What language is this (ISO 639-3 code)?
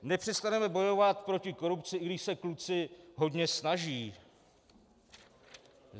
ces